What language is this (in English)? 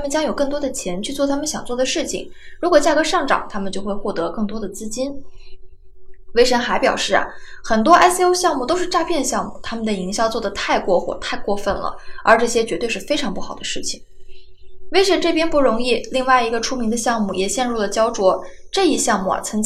Chinese